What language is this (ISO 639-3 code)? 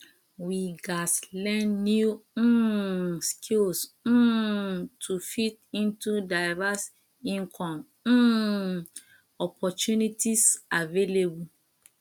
pcm